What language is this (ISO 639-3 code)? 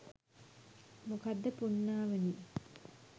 sin